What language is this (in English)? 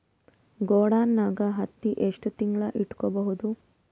Kannada